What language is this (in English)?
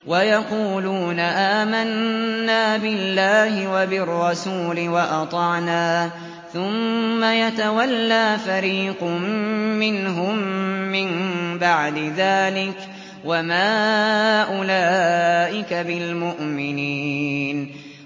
Arabic